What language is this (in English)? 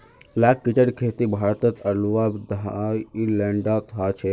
Magahi